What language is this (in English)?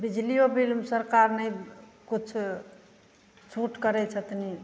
Maithili